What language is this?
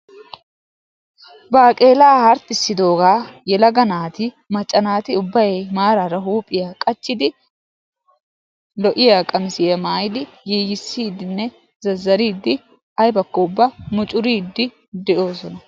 Wolaytta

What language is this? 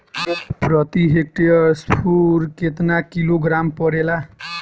Bhojpuri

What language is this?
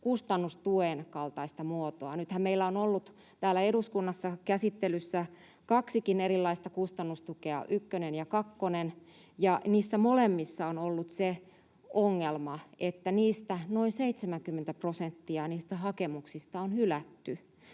Finnish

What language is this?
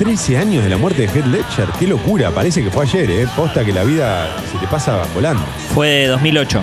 Spanish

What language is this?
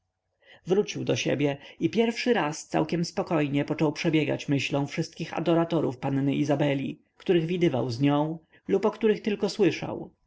Polish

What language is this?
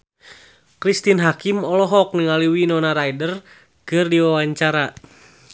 Sundanese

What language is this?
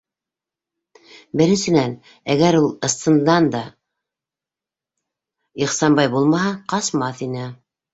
Bashkir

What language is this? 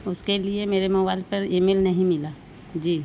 Urdu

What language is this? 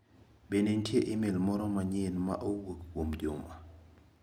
Luo (Kenya and Tanzania)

